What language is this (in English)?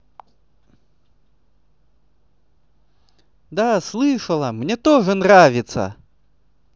Russian